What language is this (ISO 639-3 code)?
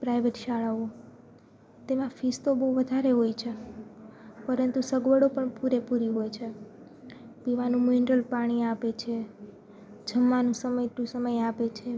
guj